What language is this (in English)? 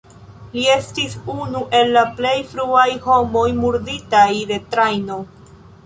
Esperanto